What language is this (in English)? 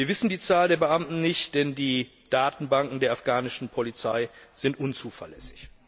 German